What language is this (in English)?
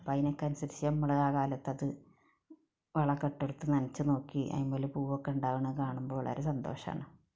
Malayalam